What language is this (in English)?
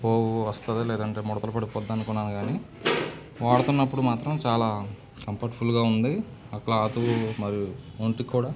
Telugu